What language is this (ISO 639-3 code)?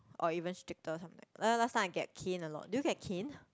eng